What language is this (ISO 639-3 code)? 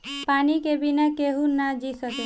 bho